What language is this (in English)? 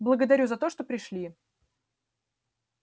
Russian